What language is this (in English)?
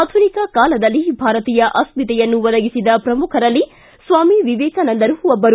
Kannada